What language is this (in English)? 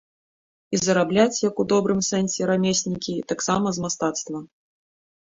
Belarusian